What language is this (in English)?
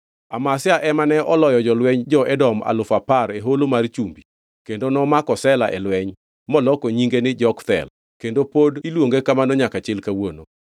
Luo (Kenya and Tanzania)